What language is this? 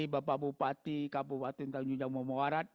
Indonesian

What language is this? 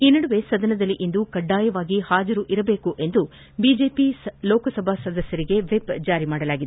Kannada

